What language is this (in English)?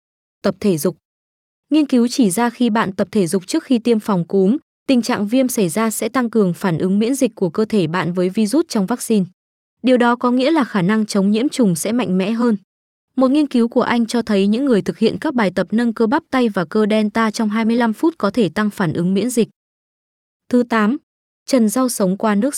Vietnamese